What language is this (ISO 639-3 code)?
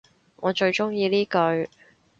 yue